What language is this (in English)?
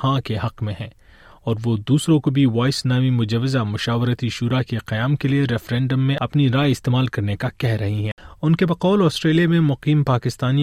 Urdu